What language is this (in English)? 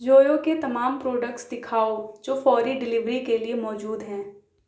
Urdu